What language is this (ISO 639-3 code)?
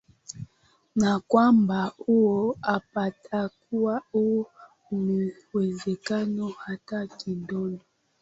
swa